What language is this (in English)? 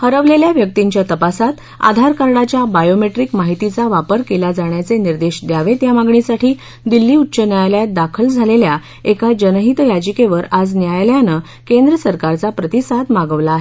Marathi